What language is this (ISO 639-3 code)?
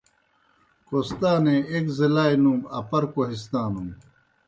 plk